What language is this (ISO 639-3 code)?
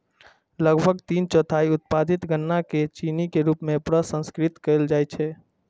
mai